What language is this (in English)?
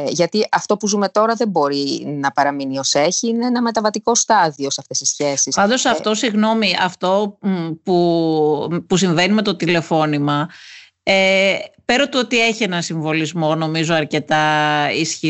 Greek